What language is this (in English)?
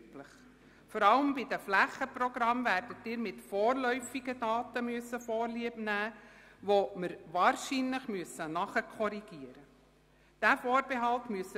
Swiss German